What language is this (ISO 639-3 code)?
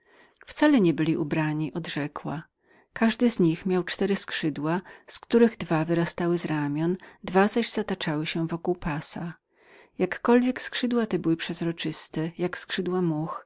pol